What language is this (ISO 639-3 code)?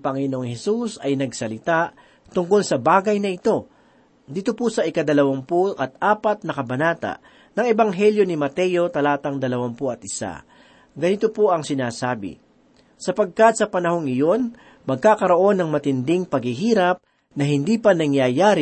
fil